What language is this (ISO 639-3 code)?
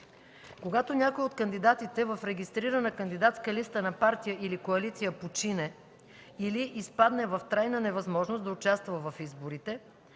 bul